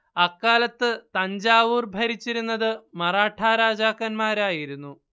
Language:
Malayalam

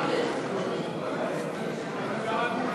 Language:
Hebrew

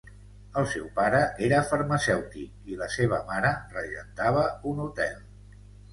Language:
Catalan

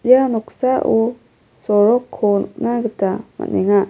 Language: Garo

